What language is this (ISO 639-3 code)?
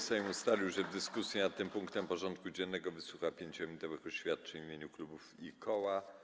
pol